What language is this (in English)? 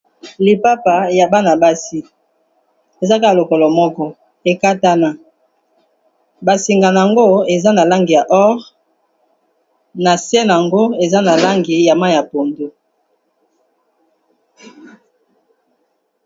Lingala